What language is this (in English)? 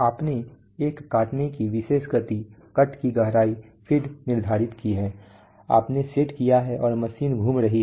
Hindi